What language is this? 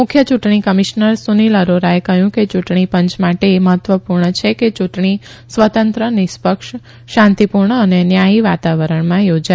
Gujarati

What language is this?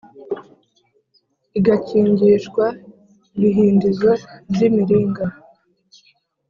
Kinyarwanda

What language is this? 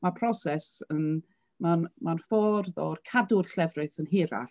Welsh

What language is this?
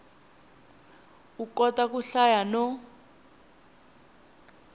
Tsonga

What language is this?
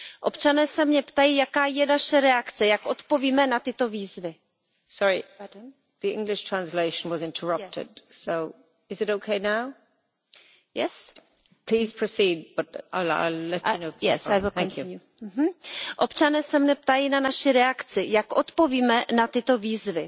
Czech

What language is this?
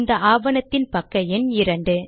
Tamil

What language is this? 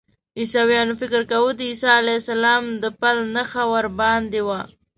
Pashto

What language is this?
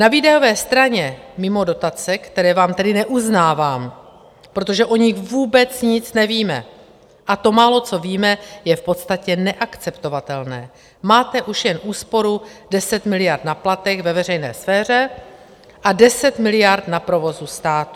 Czech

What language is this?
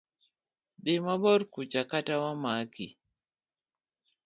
Luo (Kenya and Tanzania)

